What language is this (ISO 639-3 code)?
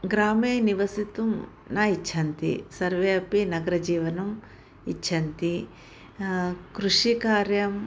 san